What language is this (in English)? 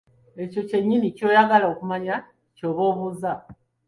Ganda